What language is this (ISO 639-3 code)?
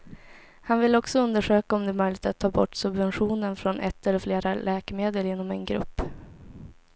swe